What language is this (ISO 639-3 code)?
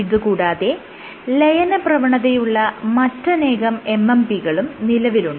mal